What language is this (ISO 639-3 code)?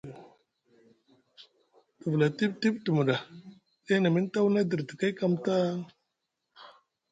mug